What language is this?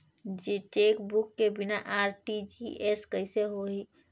Chhattisgarhi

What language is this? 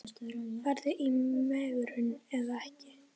Icelandic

